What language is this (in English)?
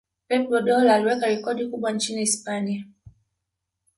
Swahili